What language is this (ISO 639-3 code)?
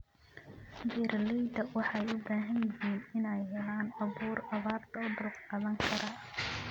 som